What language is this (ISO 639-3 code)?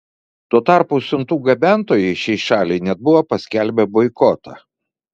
lit